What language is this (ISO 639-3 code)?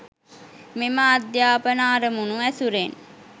sin